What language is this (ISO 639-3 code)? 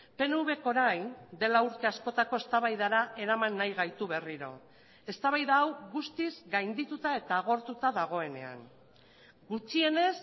eus